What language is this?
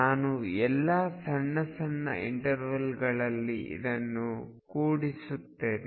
Kannada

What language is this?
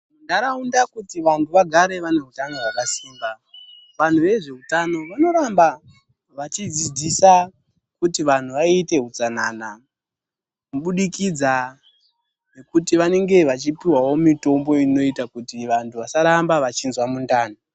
Ndau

